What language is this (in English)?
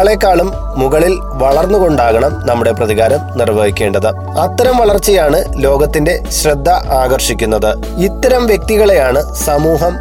Malayalam